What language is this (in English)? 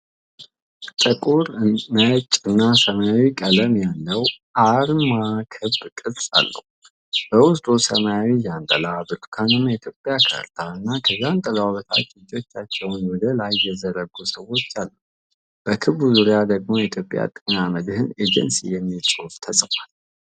Amharic